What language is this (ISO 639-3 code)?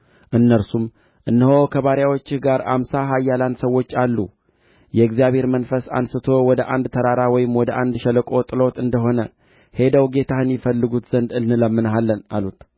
amh